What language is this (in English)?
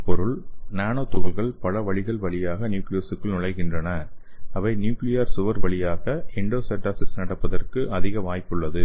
Tamil